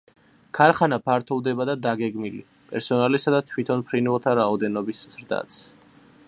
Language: Georgian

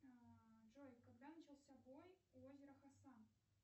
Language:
Russian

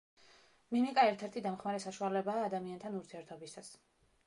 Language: Georgian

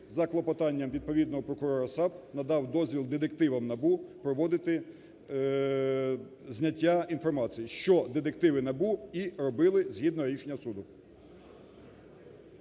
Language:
Ukrainian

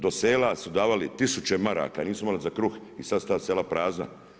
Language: Croatian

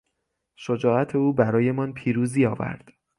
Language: Persian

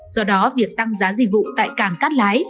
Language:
Vietnamese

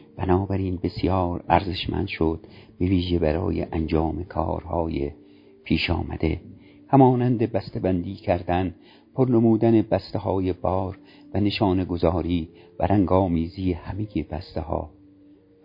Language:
Persian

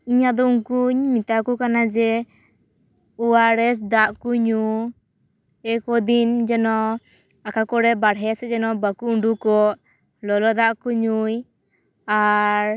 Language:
Santali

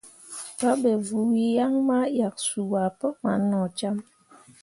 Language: Mundang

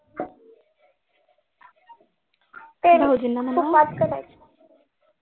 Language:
Marathi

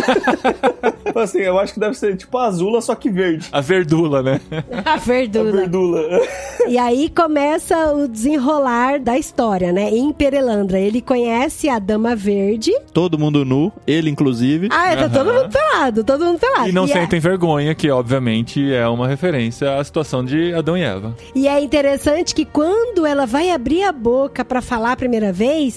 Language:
Portuguese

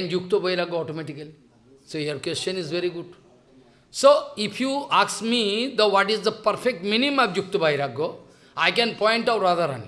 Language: English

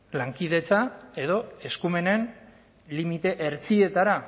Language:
Basque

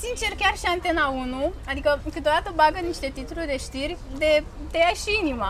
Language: Romanian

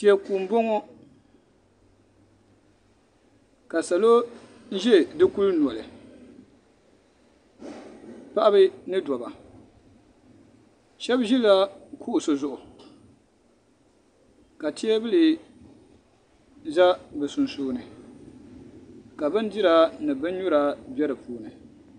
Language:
Dagbani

